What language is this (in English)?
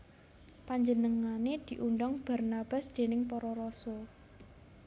Javanese